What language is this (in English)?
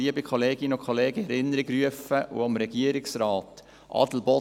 Swiss German